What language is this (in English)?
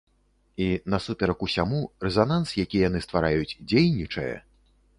Belarusian